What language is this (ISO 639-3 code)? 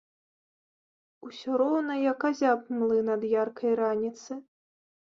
bel